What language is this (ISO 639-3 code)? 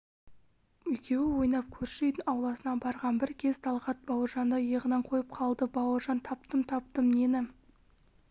kaz